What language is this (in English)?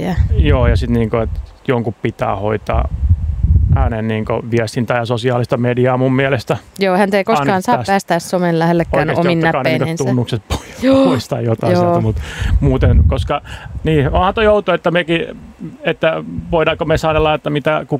Finnish